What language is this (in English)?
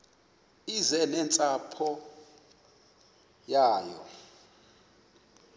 Xhosa